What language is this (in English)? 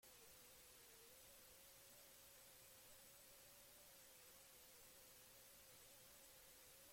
Basque